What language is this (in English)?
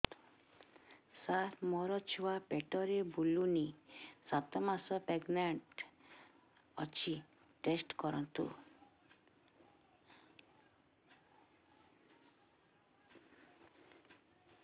Odia